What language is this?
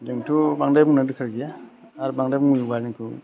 Bodo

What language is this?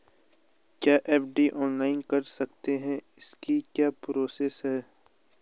Hindi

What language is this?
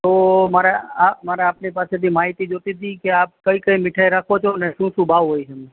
Gujarati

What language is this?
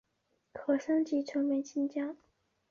Chinese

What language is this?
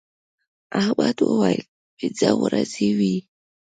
Pashto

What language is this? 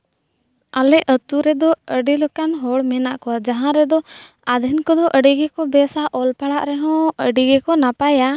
Santali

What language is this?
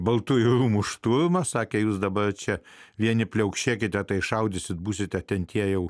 Lithuanian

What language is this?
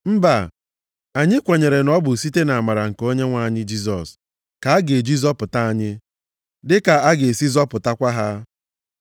Igbo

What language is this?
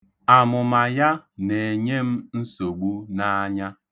Igbo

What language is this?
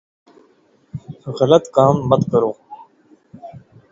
Urdu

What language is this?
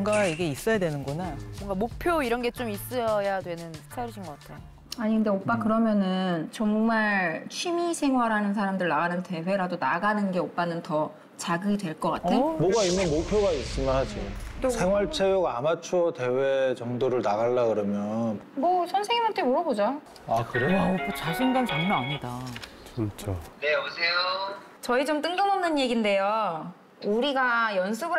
Korean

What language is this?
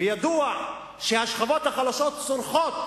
Hebrew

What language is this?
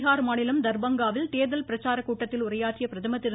Tamil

